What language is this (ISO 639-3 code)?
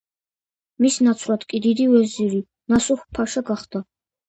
kat